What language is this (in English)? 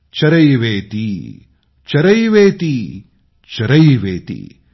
Marathi